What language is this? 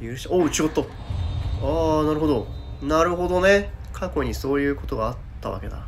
Japanese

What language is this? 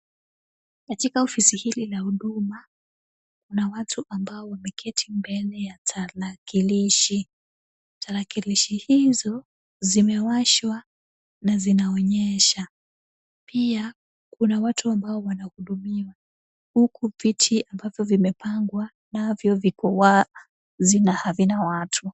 Swahili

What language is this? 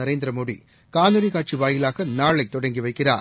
Tamil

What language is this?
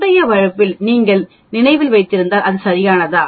Tamil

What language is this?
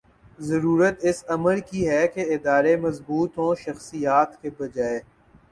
Urdu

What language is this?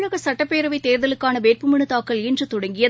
Tamil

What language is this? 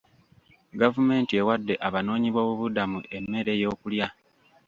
Ganda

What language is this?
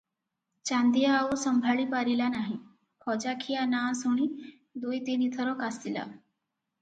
Odia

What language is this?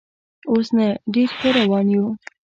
Pashto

